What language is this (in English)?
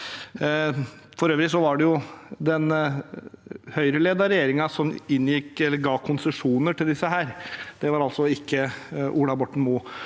Norwegian